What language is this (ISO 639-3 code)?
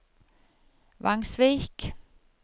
nor